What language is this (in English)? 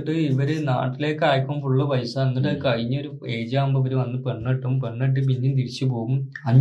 Malayalam